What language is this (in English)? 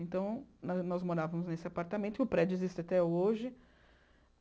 Portuguese